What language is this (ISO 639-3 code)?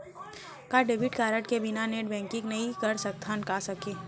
hne